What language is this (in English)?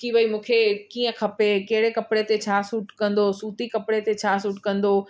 Sindhi